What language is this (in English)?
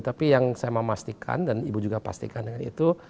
Indonesian